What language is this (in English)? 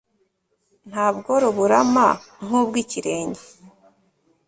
Kinyarwanda